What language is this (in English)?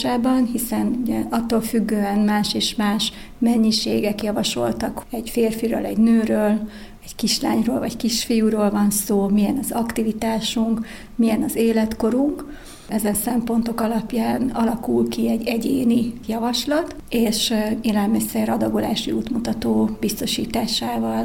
Hungarian